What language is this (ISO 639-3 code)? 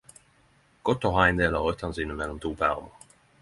nno